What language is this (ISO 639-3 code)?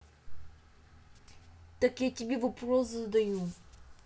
rus